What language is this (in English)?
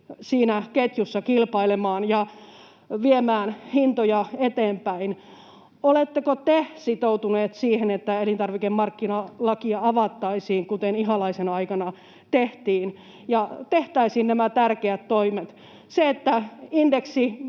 Finnish